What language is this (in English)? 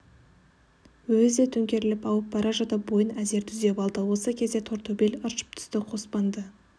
Kazakh